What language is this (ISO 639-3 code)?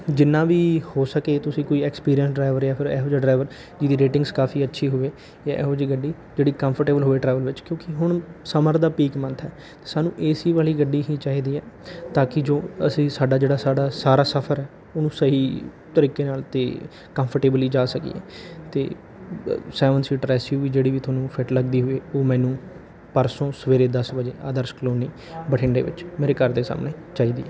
pan